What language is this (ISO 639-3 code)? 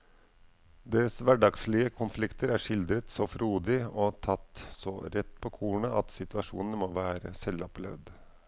nor